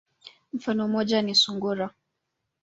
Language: Swahili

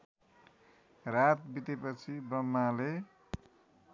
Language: Nepali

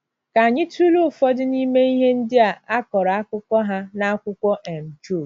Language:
Igbo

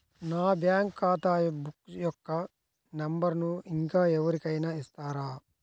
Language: Telugu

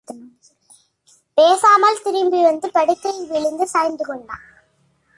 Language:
Tamil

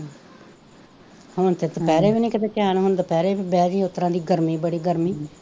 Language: Punjabi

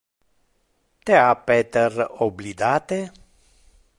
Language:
Interlingua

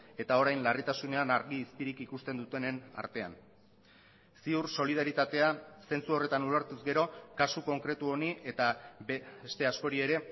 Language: Basque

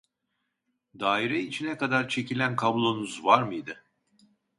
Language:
Turkish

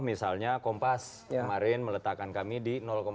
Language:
Indonesian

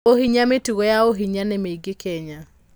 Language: Kikuyu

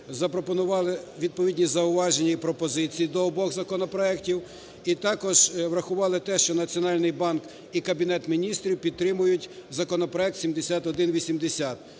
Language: Ukrainian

